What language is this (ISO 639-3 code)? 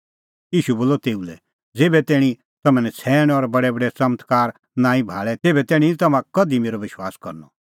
kfx